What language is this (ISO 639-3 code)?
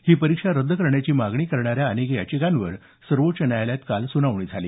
mar